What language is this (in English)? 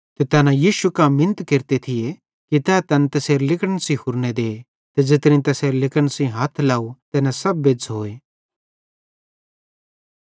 Bhadrawahi